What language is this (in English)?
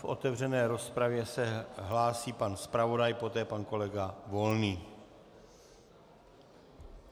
Czech